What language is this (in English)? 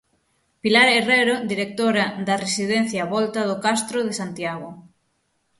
Galician